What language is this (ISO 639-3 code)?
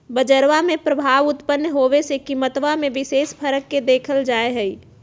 mag